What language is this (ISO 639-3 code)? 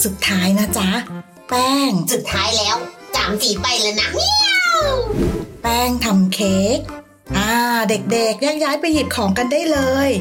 tha